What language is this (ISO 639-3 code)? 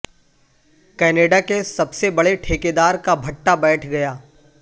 urd